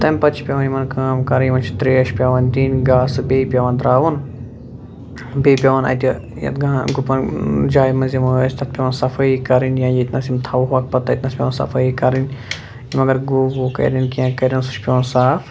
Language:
Kashmiri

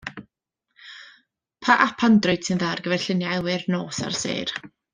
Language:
Welsh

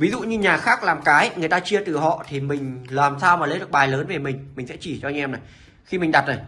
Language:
Vietnamese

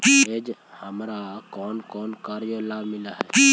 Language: Magahi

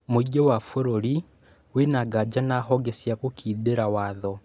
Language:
Kikuyu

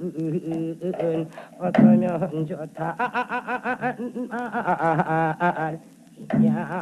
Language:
Korean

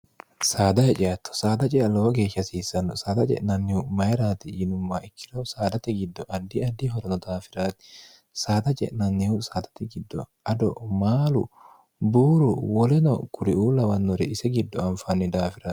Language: Sidamo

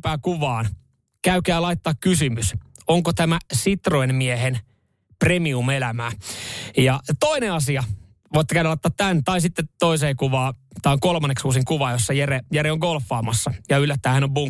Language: Finnish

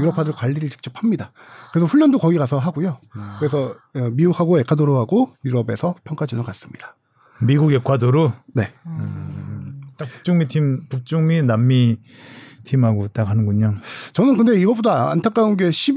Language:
Korean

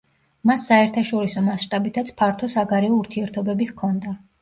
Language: Georgian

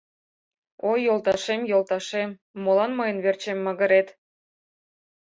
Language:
Mari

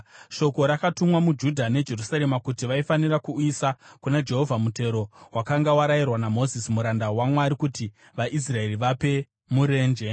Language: Shona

